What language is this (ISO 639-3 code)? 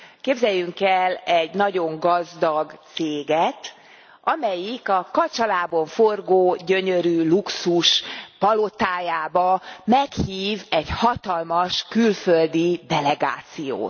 hun